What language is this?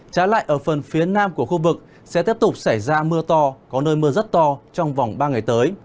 Vietnamese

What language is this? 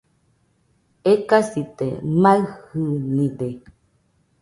Nüpode Huitoto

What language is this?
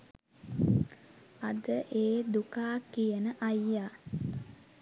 Sinhala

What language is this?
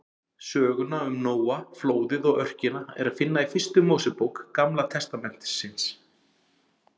Icelandic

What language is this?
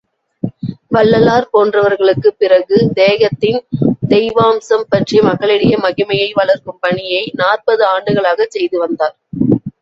Tamil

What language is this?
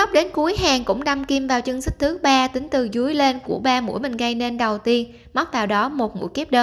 Vietnamese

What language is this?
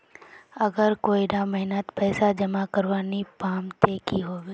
Magahi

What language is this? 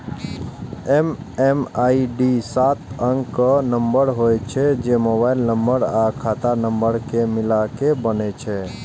Maithili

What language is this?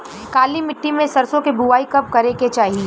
Bhojpuri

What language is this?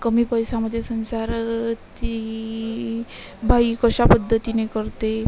Marathi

